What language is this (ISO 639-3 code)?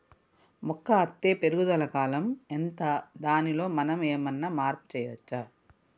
tel